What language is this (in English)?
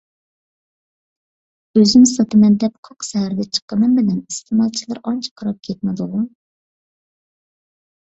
Uyghur